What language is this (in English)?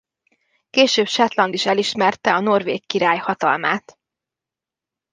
Hungarian